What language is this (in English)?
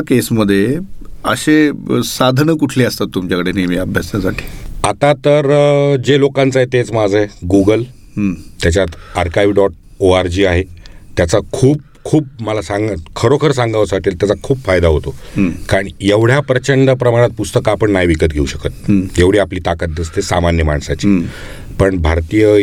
Marathi